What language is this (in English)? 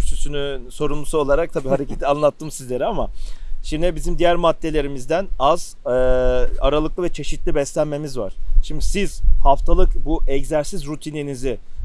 Turkish